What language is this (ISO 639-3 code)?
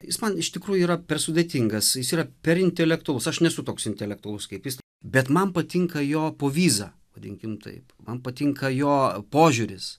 lit